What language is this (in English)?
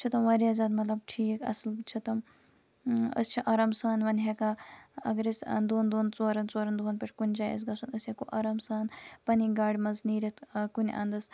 Kashmiri